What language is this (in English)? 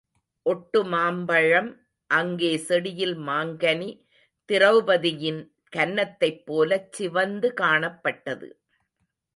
Tamil